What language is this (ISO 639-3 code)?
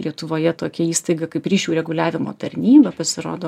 lit